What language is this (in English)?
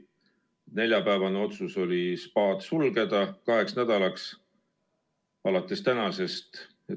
Estonian